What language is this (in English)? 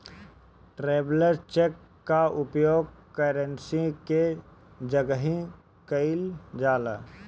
Bhojpuri